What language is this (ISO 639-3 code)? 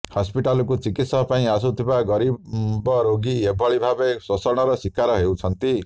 ori